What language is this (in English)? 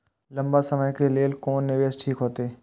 Maithili